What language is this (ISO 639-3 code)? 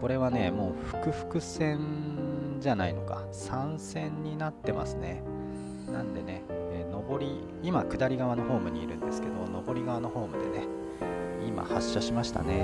jpn